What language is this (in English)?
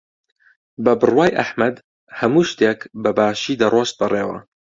Central Kurdish